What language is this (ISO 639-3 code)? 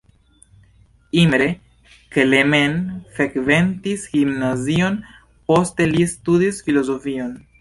epo